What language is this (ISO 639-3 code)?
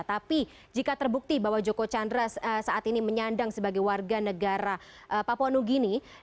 ind